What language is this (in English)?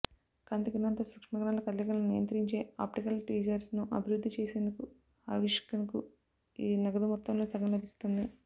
Telugu